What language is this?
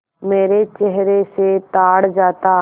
Hindi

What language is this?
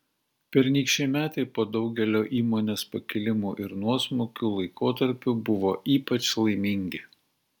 Lithuanian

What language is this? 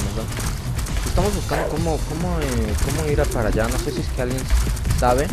Spanish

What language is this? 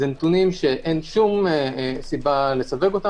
Hebrew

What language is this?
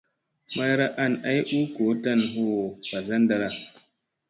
Musey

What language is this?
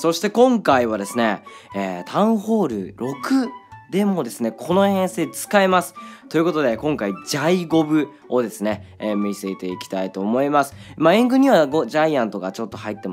Japanese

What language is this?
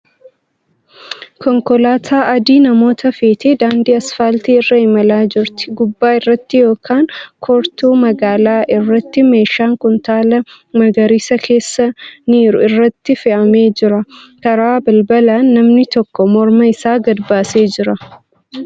Oromo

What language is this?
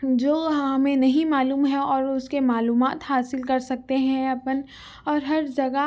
Urdu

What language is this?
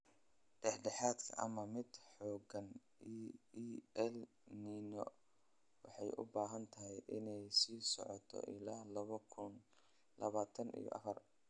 Somali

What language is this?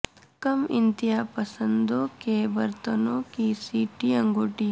Urdu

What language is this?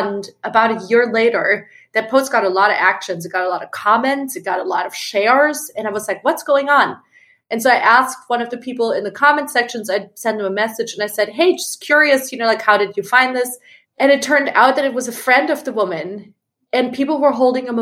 English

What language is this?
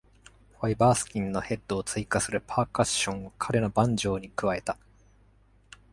Japanese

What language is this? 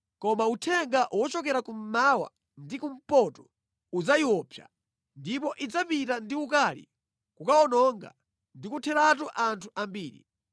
Nyanja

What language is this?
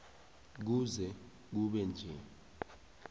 South Ndebele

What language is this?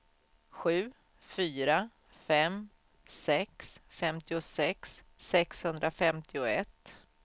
Swedish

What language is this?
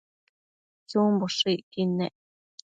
Matsés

